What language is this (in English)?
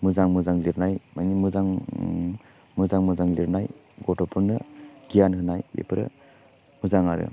Bodo